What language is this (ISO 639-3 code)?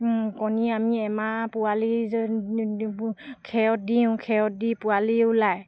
asm